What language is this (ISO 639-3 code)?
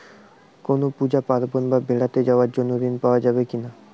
ben